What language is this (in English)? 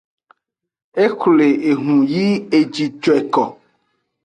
Aja (Benin)